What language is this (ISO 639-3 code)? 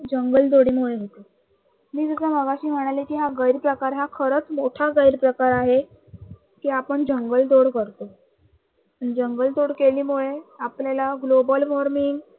mar